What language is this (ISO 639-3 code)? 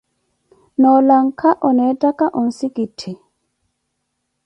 eko